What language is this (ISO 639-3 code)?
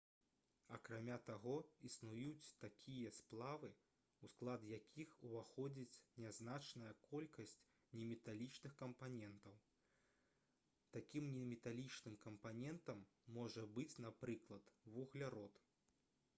bel